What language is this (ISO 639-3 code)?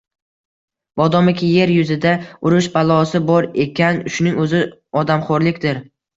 uzb